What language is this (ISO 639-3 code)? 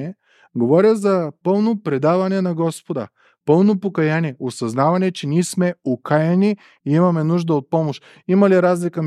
bul